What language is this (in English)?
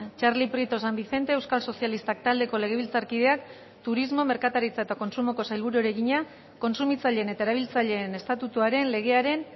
Basque